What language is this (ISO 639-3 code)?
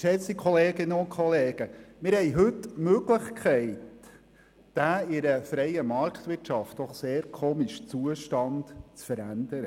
gsw